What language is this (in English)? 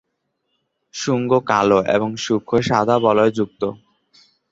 Bangla